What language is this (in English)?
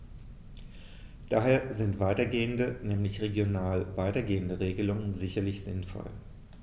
German